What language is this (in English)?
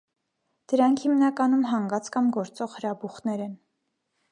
Armenian